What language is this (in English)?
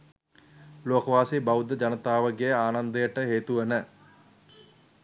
Sinhala